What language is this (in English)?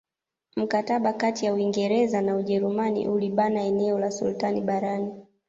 Swahili